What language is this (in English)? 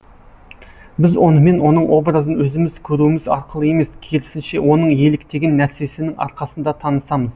Kazakh